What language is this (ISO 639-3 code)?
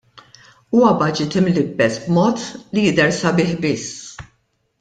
mlt